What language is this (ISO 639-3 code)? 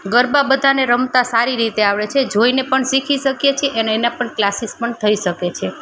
guj